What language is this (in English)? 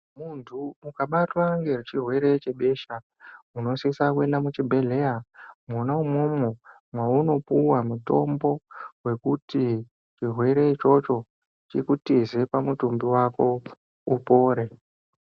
Ndau